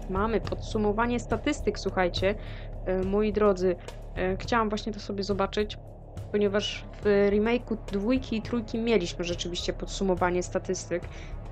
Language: Polish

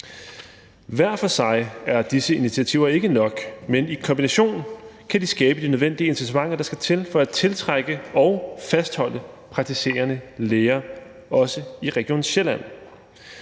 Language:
Danish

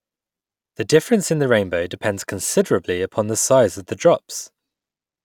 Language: English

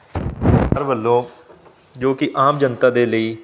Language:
Punjabi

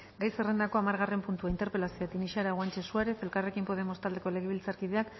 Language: Basque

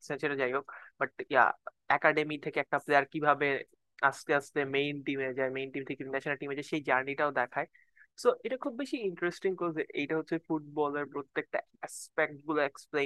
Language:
Bangla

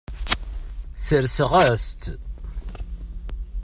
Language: Kabyle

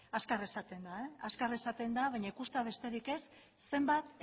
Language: Basque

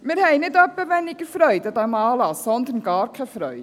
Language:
Swiss German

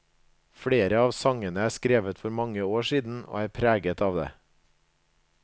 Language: Norwegian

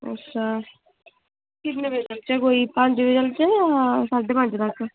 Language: Dogri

